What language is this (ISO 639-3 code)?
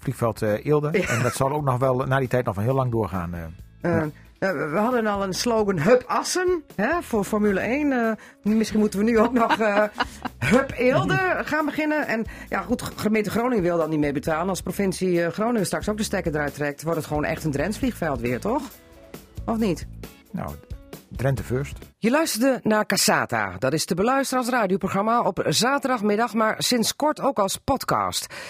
nld